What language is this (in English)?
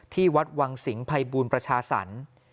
Thai